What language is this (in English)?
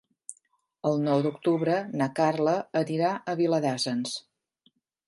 Catalan